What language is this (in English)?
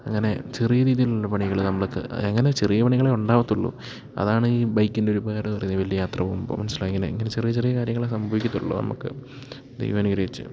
Malayalam